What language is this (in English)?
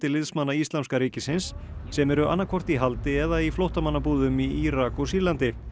Icelandic